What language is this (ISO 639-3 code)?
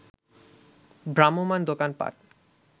ben